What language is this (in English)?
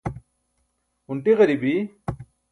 Burushaski